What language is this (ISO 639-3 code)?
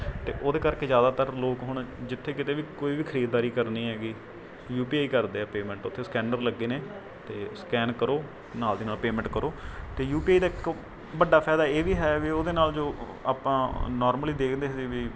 pan